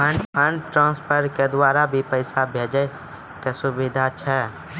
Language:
Maithili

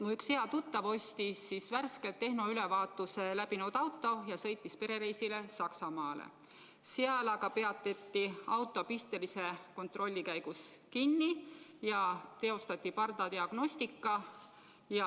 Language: Estonian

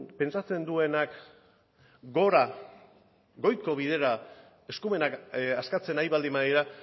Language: Basque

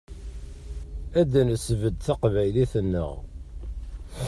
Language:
Kabyle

